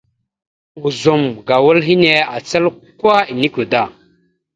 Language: Mada (Cameroon)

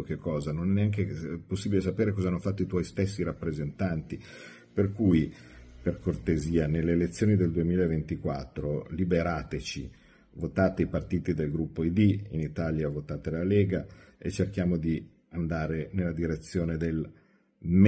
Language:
Italian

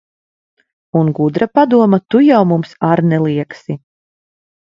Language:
Latvian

